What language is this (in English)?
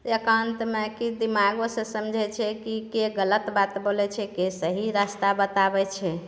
Maithili